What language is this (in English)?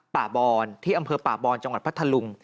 Thai